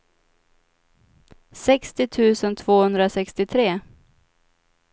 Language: Swedish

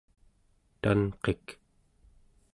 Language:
Central Yupik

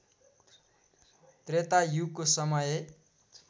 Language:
Nepali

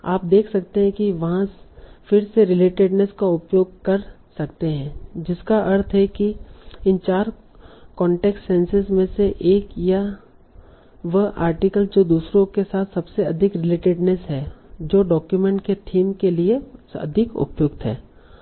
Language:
Hindi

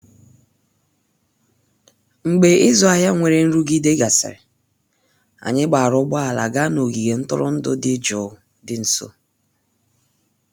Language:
Igbo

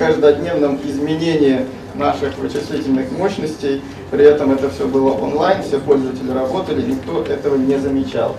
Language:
Russian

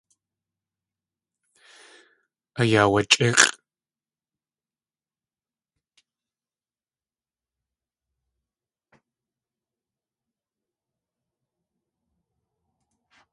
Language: Tlingit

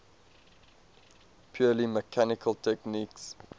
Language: English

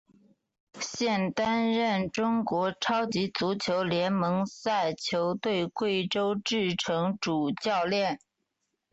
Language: Chinese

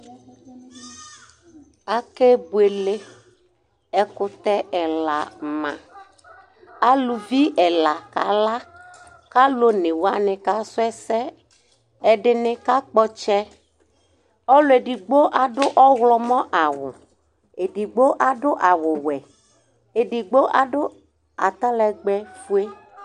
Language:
Ikposo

